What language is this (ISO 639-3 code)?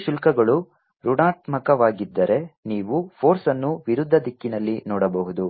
kan